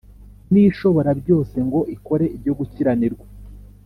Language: Kinyarwanda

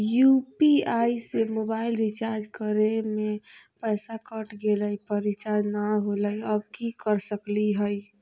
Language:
Magahi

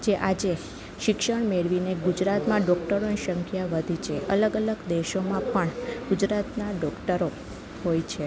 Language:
Gujarati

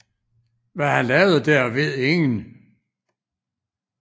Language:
Danish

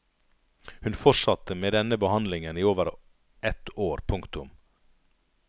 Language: Norwegian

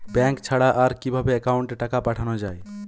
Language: Bangla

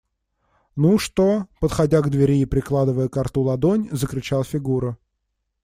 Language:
Russian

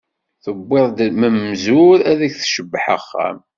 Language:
Kabyle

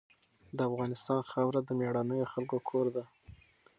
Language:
Pashto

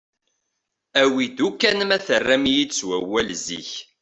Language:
Kabyle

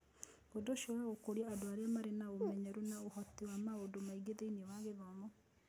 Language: Kikuyu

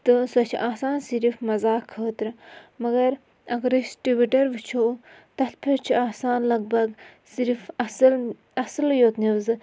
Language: Kashmiri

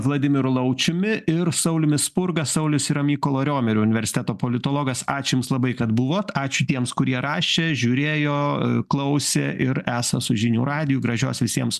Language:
Lithuanian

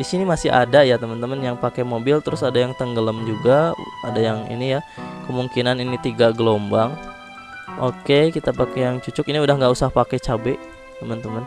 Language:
Indonesian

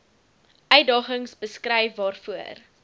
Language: Afrikaans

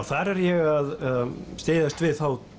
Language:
Icelandic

